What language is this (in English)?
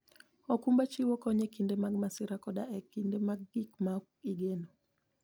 Luo (Kenya and Tanzania)